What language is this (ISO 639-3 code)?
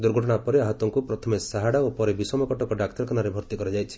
ori